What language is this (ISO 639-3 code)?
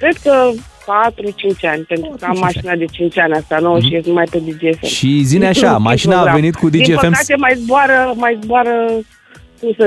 ron